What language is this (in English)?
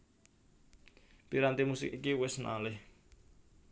Javanese